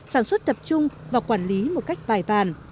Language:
Vietnamese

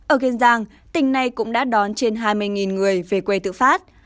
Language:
Vietnamese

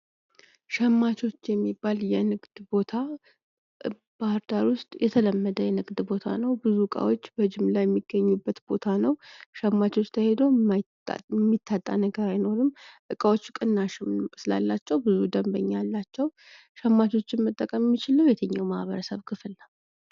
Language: Amharic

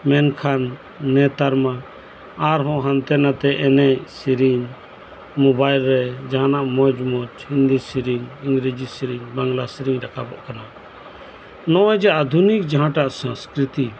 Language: Santali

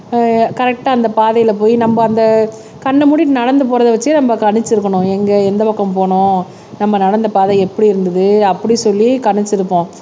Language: Tamil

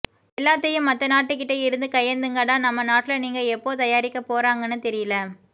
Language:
Tamil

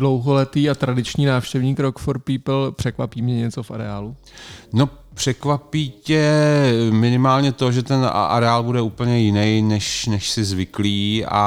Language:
Czech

